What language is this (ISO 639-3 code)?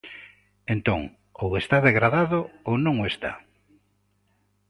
glg